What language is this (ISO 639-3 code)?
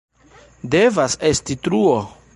epo